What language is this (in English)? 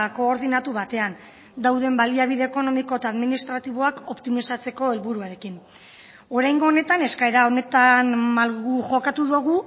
Basque